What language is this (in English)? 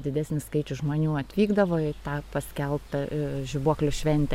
Lithuanian